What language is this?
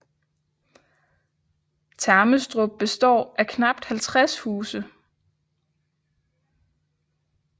Danish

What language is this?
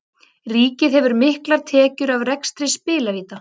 Icelandic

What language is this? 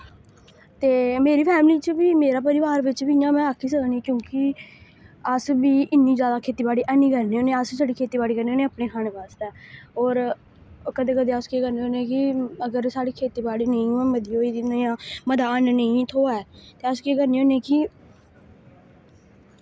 Dogri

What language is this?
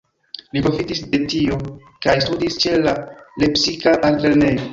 Esperanto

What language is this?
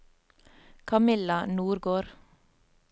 Norwegian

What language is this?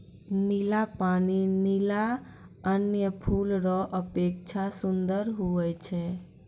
Maithili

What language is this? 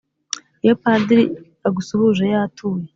Kinyarwanda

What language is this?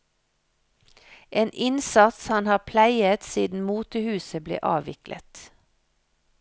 Norwegian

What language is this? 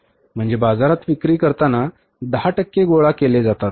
Marathi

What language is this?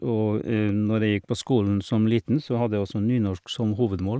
Norwegian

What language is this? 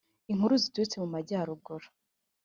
Kinyarwanda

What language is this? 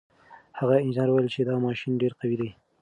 Pashto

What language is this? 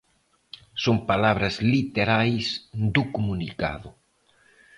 Galician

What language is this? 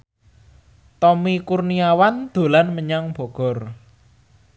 Javanese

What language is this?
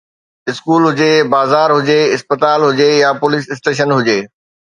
Sindhi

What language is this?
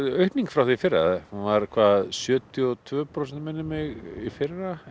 Icelandic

